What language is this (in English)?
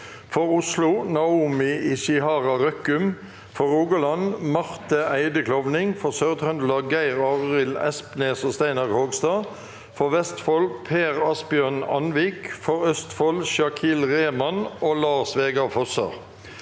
Norwegian